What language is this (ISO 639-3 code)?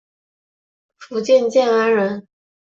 zho